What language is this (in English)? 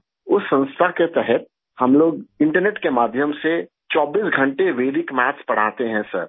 Urdu